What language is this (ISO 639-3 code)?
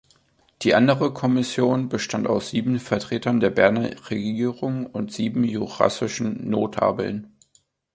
deu